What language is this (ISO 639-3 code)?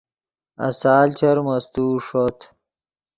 ydg